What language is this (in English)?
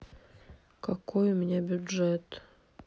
Russian